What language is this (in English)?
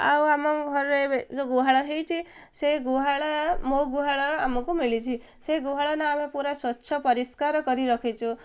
Odia